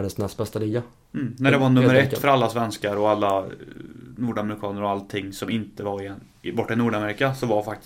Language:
Swedish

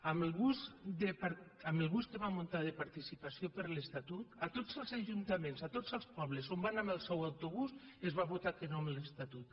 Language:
Catalan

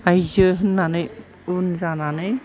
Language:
Bodo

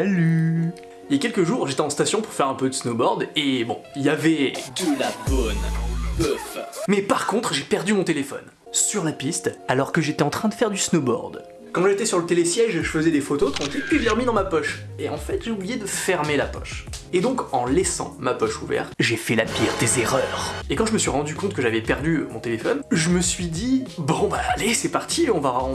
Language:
French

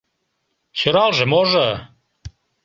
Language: Mari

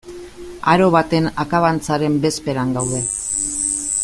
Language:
Basque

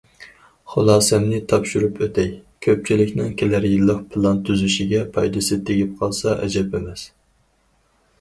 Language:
Uyghur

